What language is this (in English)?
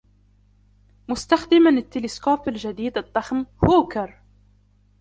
Arabic